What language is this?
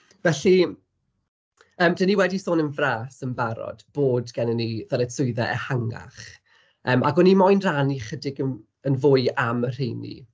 Welsh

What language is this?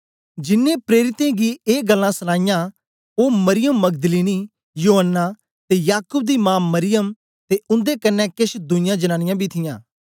Dogri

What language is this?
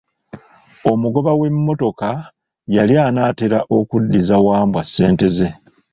Ganda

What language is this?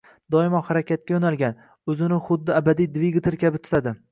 Uzbek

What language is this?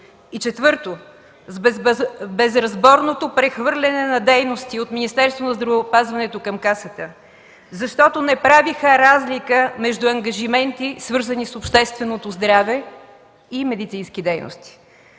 Bulgarian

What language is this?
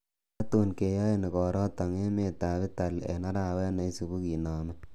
Kalenjin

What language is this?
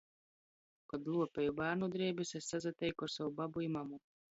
Latgalian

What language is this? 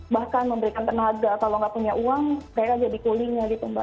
Indonesian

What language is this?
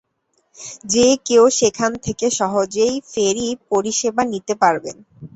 Bangla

